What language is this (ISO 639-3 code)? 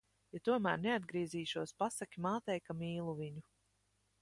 lav